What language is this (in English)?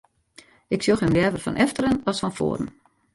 Western Frisian